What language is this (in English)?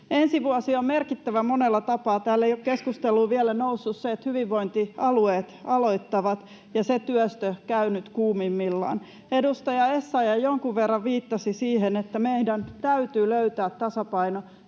Finnish